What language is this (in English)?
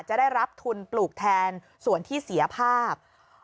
Thai